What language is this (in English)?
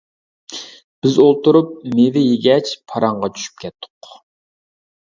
Uyghur